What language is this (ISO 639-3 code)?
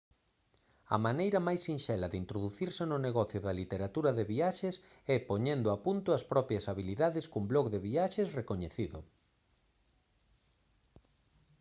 glg